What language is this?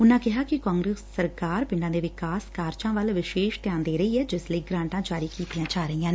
Punjabi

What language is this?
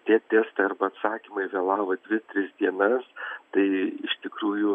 Lithuanian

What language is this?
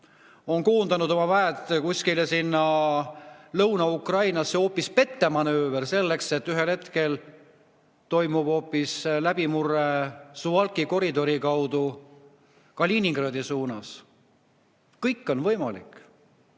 Estonian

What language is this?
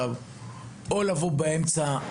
Hebrew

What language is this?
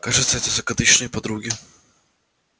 Russian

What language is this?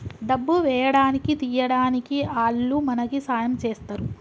Telugu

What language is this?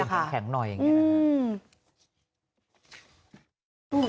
Thai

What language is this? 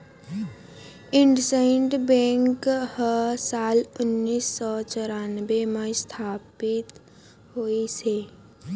Chhattisgarhi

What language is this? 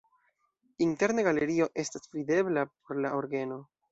Esperanto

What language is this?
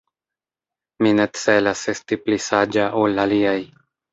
Esperanto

